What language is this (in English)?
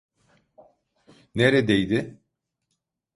Turkish